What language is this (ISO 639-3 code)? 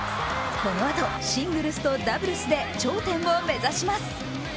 jpn